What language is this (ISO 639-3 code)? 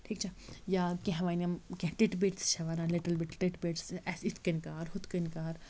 kas